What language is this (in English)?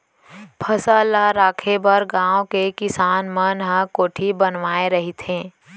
Chhattisgarhi